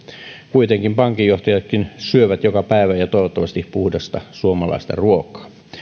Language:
Finnish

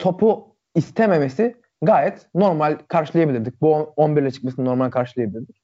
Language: Turkish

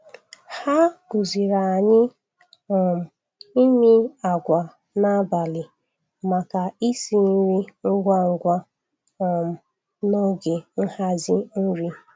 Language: Igbo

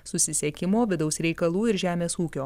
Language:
Lithuanian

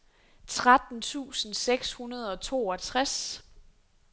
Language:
Danish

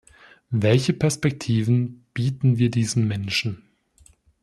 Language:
German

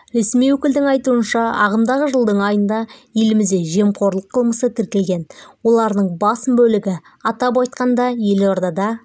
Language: Kazakh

